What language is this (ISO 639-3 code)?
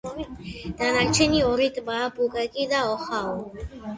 kat